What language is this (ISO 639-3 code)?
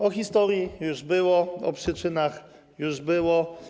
pol